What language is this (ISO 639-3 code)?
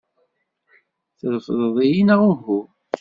kab